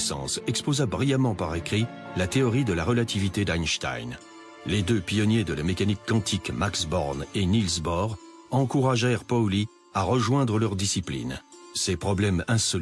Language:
French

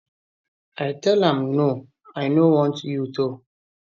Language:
Nigerian Pidgin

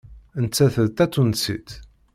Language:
Kabyle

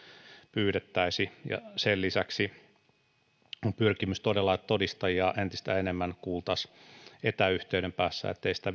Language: Finnish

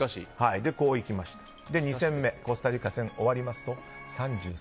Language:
Japanese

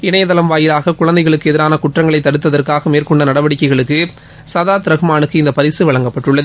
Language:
Tamil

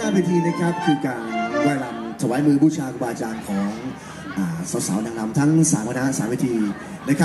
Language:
Thai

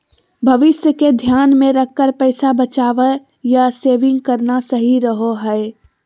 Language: Magahi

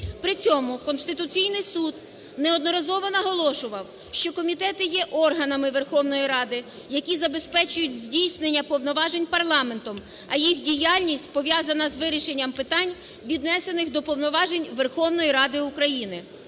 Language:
Ukrainian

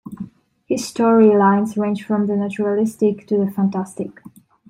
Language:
English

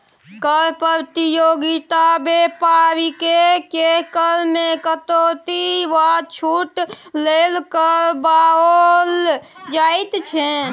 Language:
Maithili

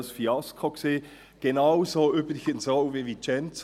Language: Swiss German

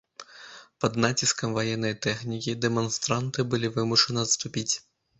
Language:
Belarusian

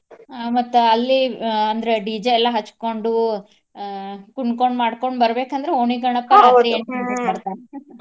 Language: Kannada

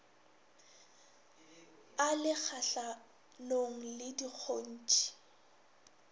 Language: Northern Sotho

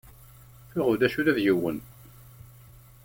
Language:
Kabyle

